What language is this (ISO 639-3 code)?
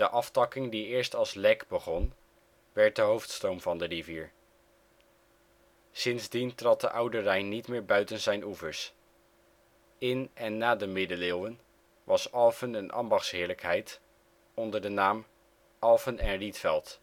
nld